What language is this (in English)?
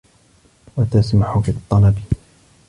Arabic